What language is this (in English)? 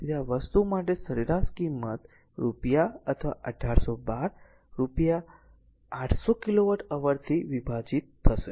Gujarati